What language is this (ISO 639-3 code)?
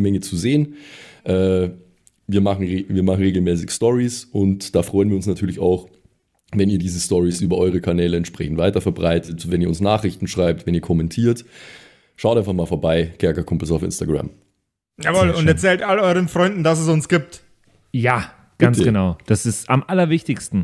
deu